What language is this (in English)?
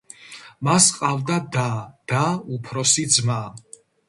Georgian